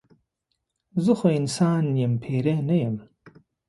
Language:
Pashto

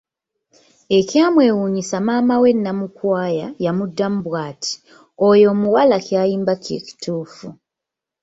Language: Ganda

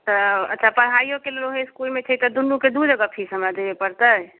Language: Maithili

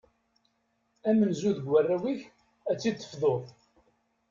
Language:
Kabyle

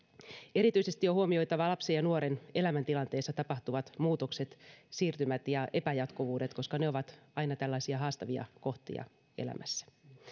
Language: Finnish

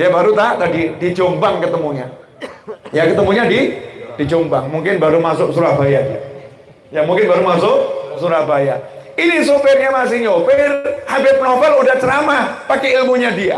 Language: Indonesian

